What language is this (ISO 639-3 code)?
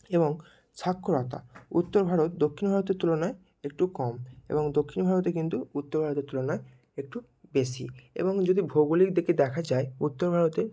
ben